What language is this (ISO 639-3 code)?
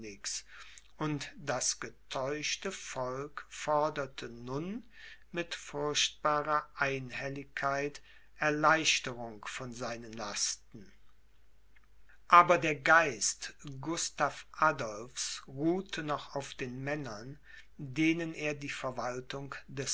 deu